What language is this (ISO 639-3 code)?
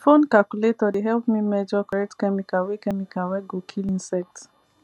pcm